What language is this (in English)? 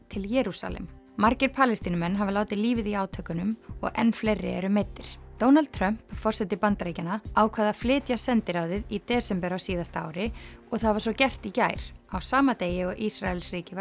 Icelandic